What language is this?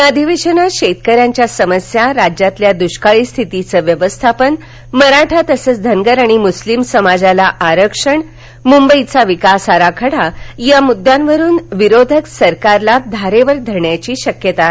Marathi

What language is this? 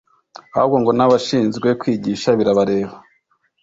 Kinyarwanda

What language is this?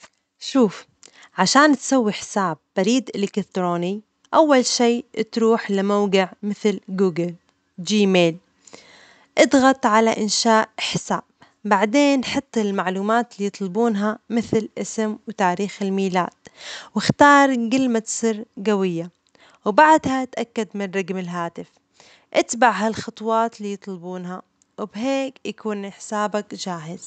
Omani Arabic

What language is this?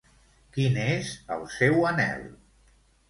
Catalan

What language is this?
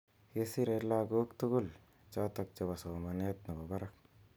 Kalenjin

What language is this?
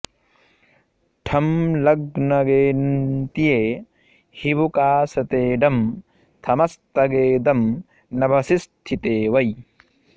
Sanskrit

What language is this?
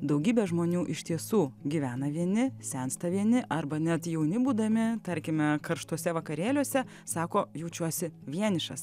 Lithuanian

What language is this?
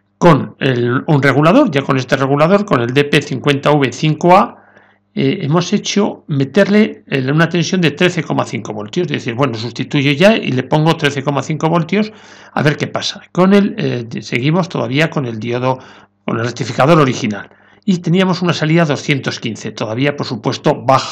Spanish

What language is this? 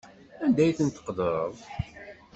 Kabyle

